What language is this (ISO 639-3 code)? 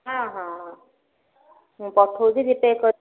ori